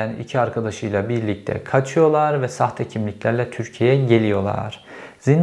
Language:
Turkish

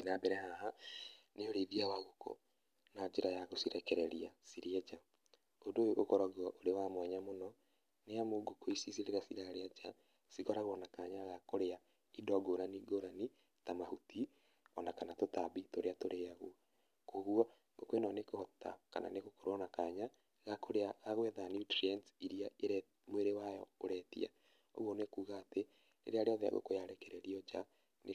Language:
Kikuyu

